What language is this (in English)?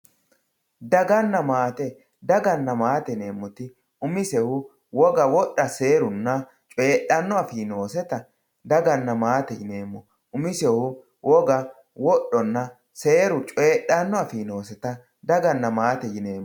Sidamo